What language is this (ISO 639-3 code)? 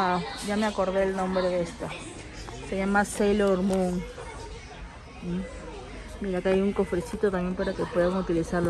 spa